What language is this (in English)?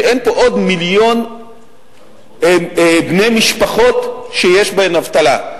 Hebrew